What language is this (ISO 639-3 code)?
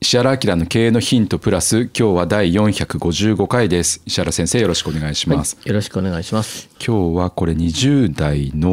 jpn